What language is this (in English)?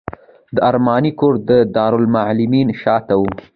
Pashto